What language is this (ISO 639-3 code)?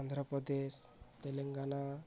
ori